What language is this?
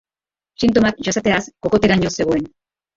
Basque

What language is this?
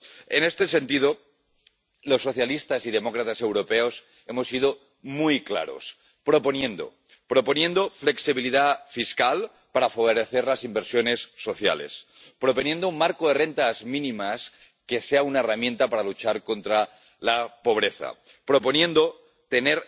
Spanish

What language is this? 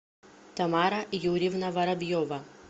Russian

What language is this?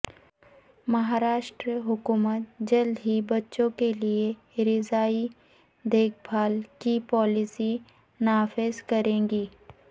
Urdu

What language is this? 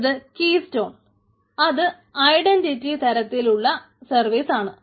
Malayalam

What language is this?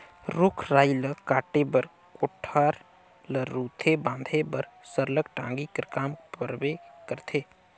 Chhattisgarhi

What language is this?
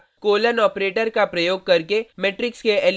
Hindi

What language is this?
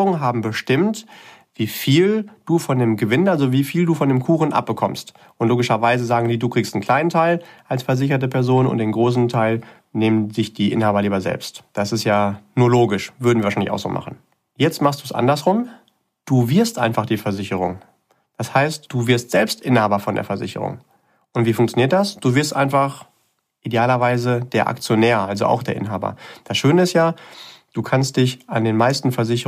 German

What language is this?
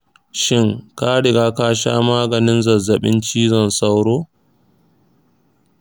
Hausa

